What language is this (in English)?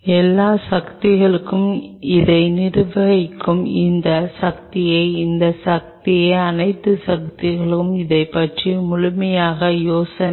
Tamil